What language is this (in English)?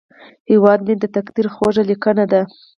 Pashto